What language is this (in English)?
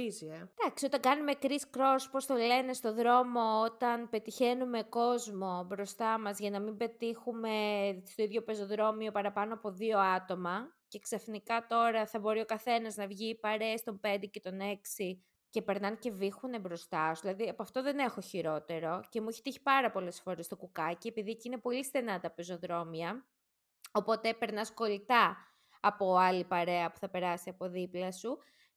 Greek